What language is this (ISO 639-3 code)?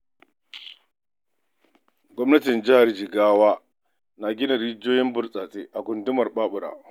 hau